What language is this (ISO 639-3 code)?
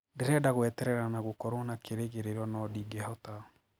kik